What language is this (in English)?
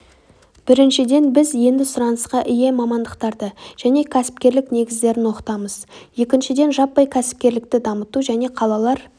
Kazakh